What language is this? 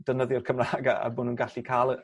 Welsh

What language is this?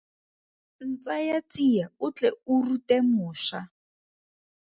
Tswana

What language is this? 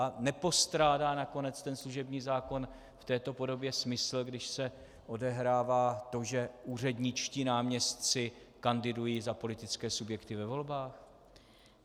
Czech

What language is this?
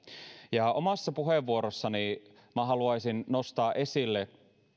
Finnish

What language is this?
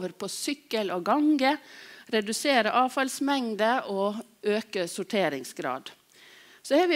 Norwegian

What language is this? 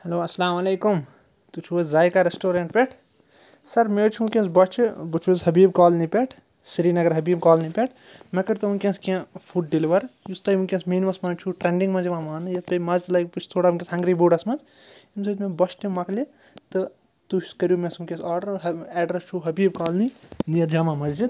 Kashmiri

